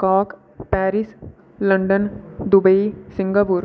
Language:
Dogri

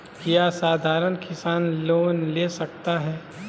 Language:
Magahi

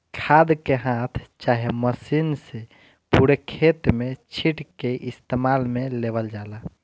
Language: Bhojpuri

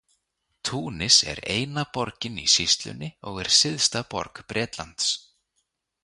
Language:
Icelandic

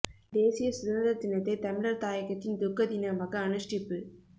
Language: Tamil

